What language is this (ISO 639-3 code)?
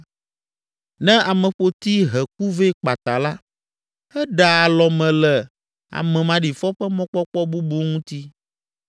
ewe